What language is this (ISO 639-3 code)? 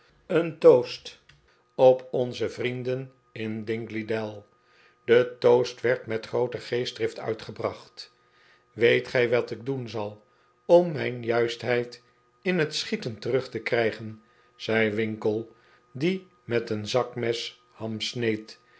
nld